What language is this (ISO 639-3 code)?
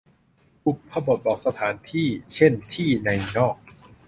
tha